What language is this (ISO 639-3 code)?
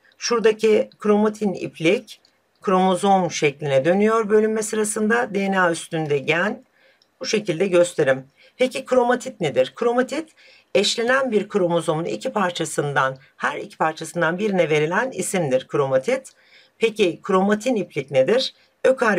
tur